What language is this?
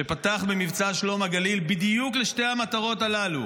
Hebrew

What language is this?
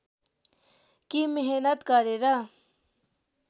Nepali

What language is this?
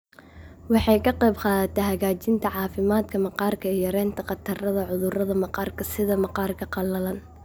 Somali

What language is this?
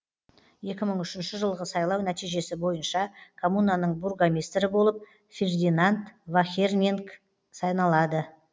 Kazakh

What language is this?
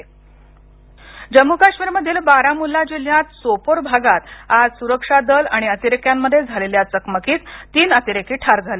Marathi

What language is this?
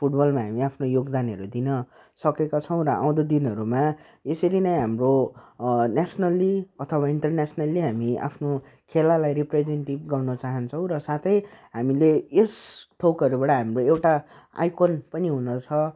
Nepali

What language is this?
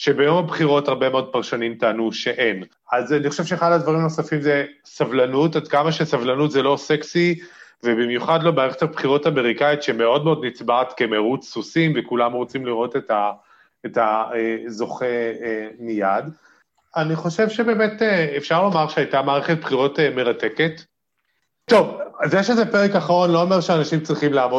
Hebrew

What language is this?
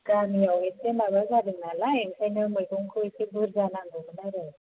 Bodo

